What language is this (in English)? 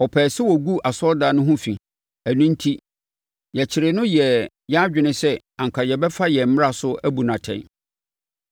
Akan